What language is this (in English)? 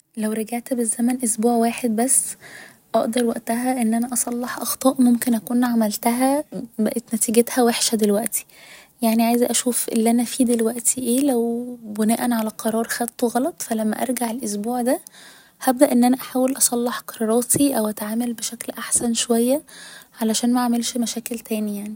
Egyptian Arabic